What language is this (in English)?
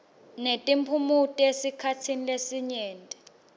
Swati